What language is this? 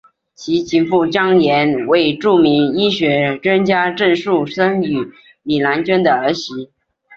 Chinese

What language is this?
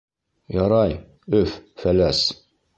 Bashkir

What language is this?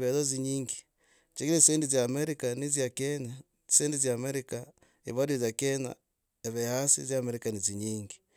Logooli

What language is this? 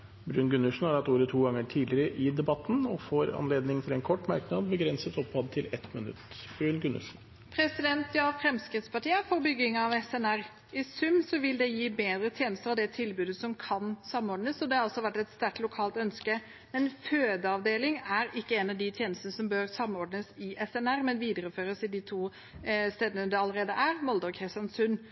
Norwegian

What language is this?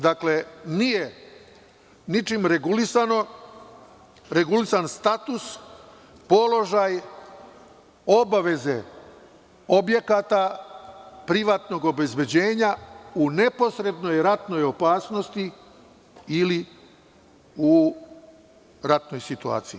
Serbian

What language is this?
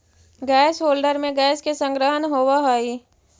Magahi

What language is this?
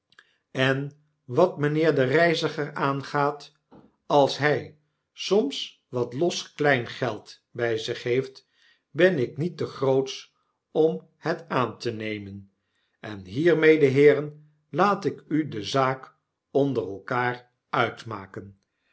Dutch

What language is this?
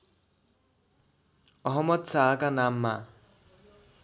Nepali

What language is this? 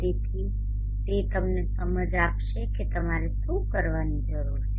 Gujarati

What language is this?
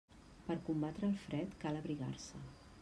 Catalan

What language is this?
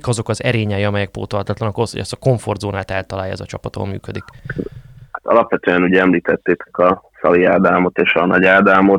Hungarian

